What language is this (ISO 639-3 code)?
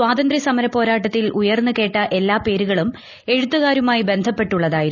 mal